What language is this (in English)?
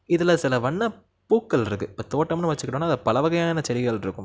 Tamil